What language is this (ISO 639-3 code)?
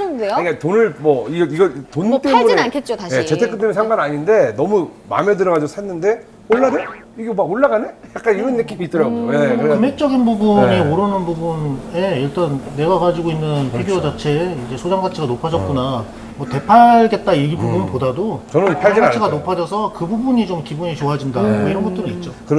kor